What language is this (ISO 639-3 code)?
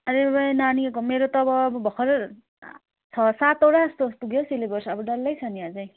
nep